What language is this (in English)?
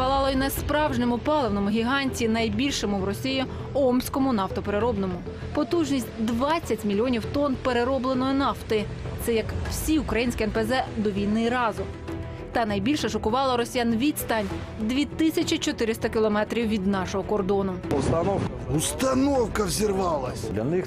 Ukrainian